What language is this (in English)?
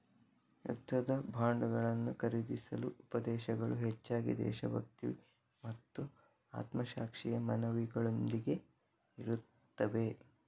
Kannada